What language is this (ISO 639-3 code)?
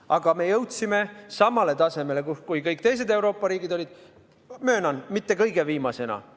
est